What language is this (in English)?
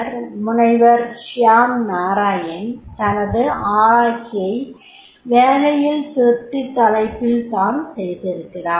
Tamil